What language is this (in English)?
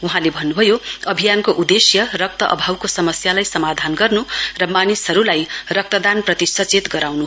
Nepali